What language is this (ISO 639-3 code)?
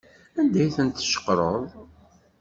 kab